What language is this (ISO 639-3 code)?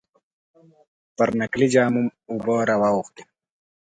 pus